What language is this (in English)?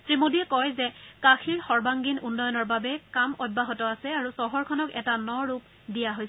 Assamese